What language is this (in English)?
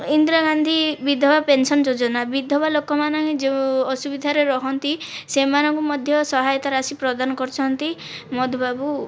Odia